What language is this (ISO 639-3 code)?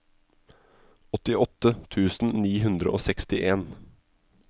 nor